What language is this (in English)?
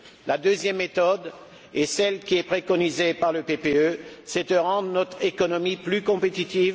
French